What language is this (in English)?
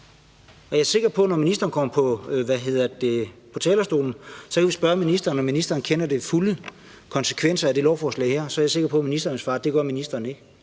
Danish